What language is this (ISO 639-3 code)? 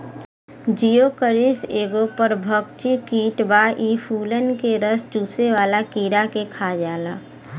bho